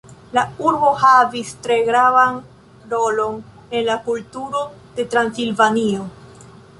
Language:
Esperanto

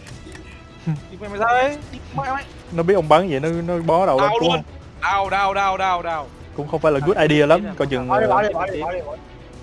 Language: Vietnamese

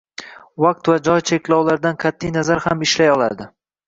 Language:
Uzbek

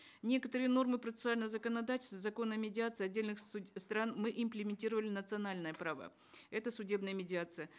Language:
Kazakh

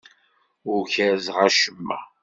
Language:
Kabyle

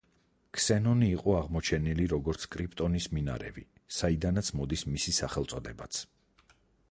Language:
Georgian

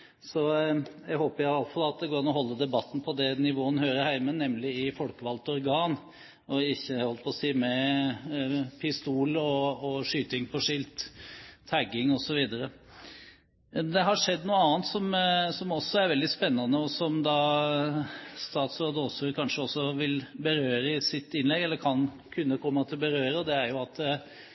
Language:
Norwegian Bokmål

